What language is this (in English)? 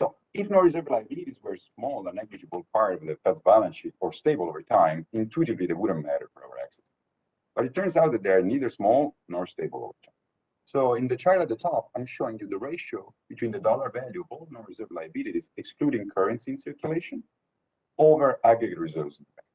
English